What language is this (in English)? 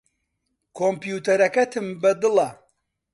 Central Kurdish